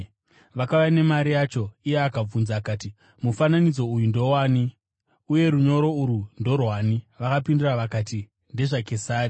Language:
Shona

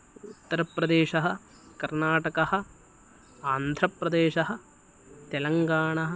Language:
Sanskrit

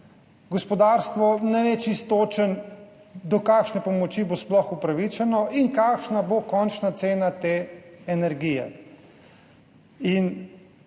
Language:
Slovenian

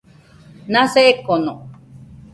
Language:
Nüpode Huitoto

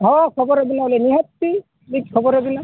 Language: Santali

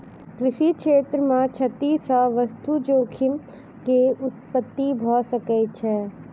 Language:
Maithili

